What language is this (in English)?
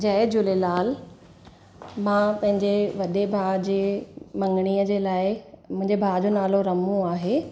Sindhi